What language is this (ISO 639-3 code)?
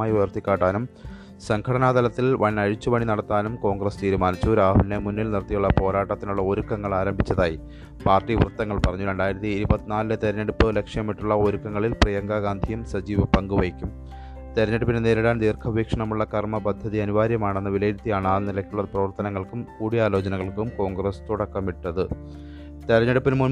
mal